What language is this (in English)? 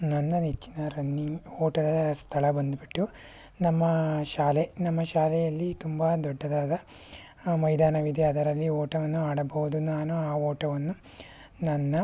Kannada